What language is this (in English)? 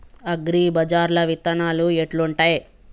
Telugu